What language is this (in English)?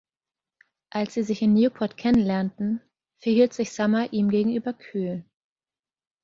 German